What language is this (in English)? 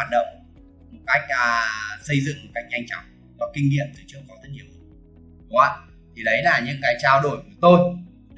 Vietnamese